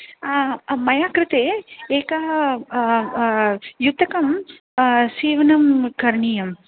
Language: Sanskrit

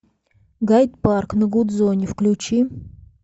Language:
Russian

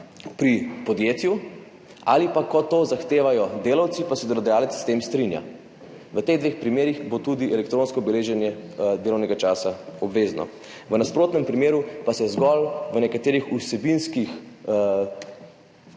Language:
Slovenian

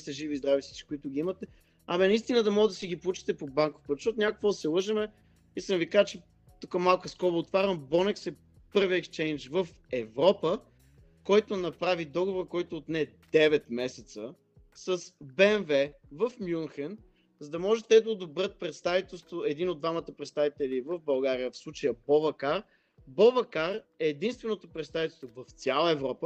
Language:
Bulgarian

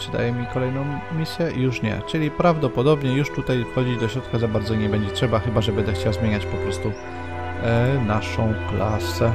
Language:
Polish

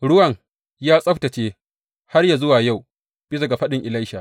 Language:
Hausa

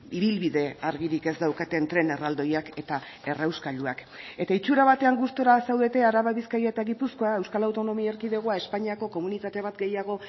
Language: Basque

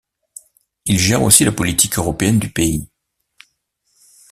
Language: French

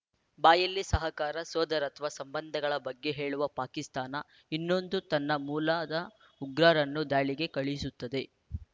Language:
Kannada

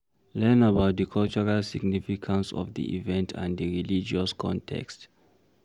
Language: Nigerian Pidgin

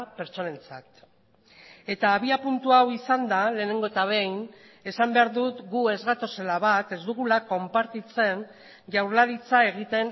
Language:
Basque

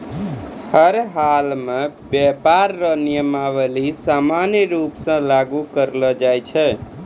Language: Maithili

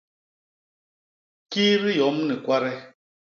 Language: Basaa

